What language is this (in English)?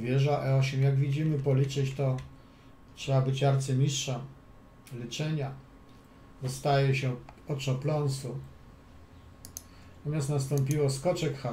Polish